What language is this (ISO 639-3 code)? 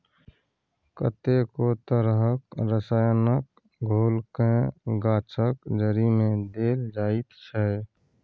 mai